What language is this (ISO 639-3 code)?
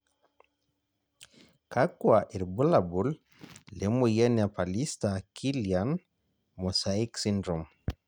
mas